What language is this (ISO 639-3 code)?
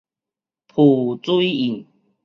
nan